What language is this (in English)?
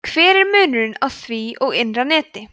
Icelandic